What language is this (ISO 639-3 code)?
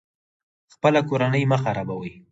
pus